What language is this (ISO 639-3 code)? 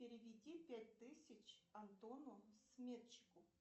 rus